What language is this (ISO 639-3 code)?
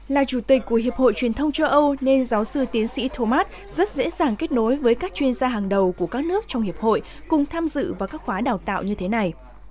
vie